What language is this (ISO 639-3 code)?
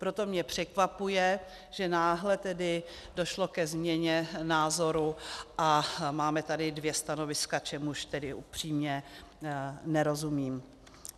ces